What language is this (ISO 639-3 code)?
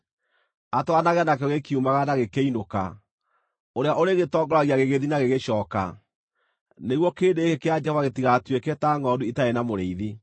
kik